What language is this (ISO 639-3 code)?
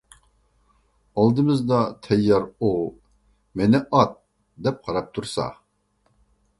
uig